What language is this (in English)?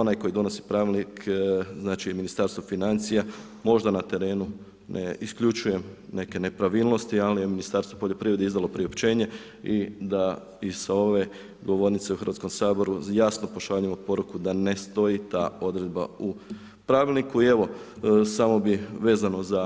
Croatian